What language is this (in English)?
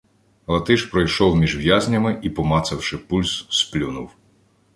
Ukrainian